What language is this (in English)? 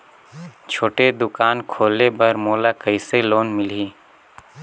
Chhattisgarhi